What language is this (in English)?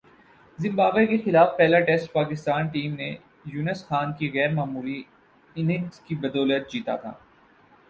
Urdu